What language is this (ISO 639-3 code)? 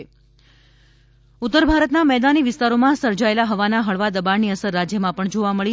guj